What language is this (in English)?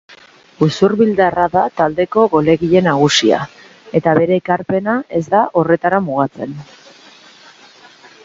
Basque